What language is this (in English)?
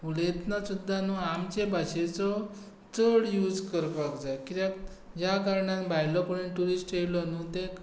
Konkani